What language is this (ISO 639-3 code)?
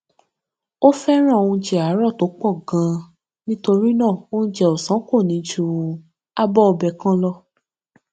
yor